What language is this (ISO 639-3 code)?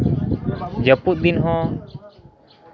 sat